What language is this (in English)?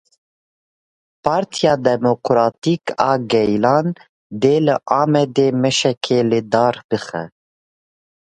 Kurdish